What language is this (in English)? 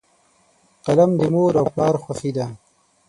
Pashto